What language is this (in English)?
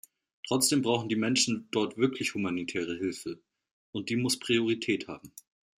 German